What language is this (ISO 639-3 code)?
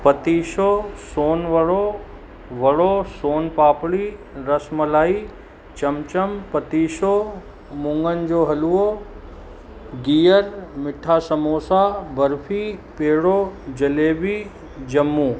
snd